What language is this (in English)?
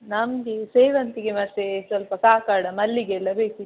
Kannada